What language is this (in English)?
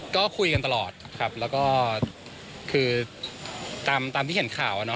Thai